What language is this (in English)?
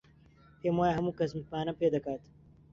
Central Kurdish